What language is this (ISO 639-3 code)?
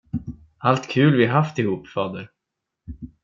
swe